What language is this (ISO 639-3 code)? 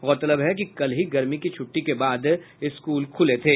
hin